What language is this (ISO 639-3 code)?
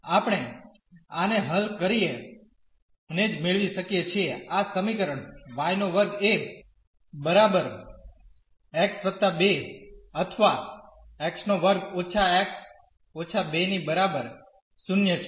guj